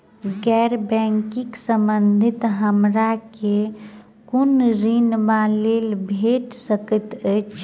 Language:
Maithili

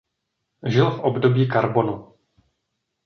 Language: Czech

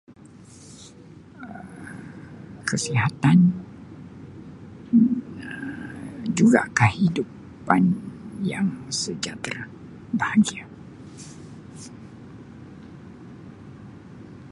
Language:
Sabah Malay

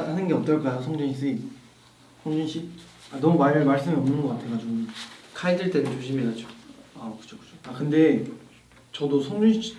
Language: Korean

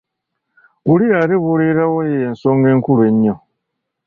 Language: Ganda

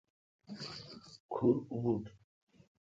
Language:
Kalkoti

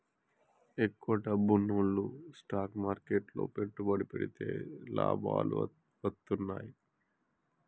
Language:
Telugu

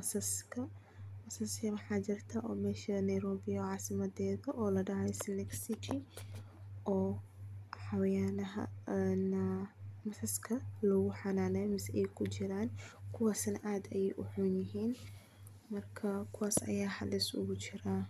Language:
Somali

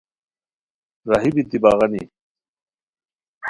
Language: Khowar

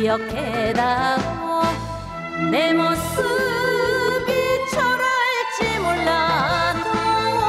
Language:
Korean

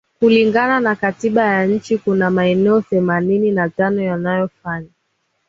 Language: Swahili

